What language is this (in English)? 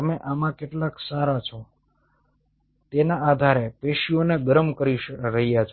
Gujarati